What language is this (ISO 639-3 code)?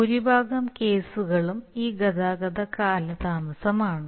mal